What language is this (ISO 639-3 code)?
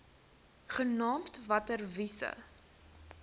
afr